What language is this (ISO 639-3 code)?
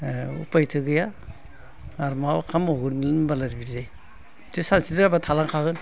brx